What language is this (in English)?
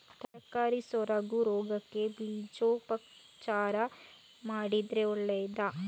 Kannada